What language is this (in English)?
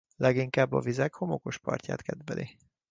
Hungarian